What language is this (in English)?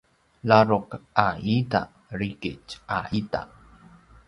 Paiwan